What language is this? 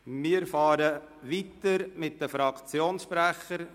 Swiss German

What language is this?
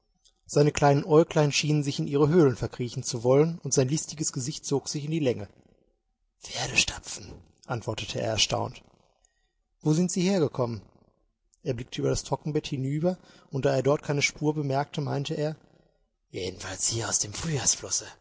German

